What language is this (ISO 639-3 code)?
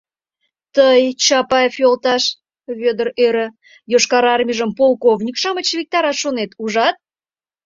chm